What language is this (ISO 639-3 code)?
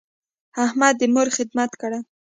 pus